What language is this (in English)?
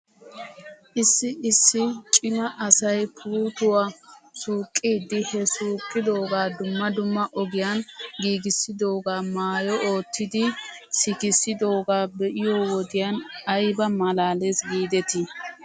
Wolaytta